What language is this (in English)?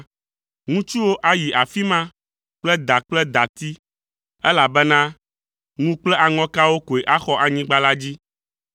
Ewe